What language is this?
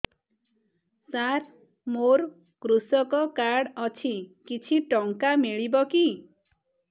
Odia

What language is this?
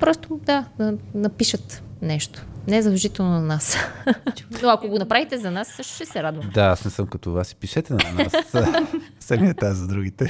Bulgarian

